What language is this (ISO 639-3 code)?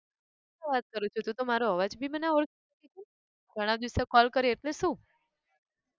guj